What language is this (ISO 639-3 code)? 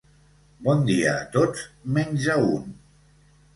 cat